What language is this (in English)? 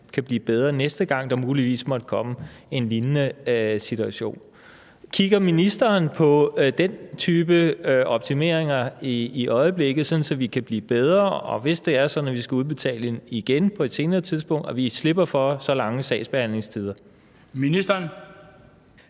Danish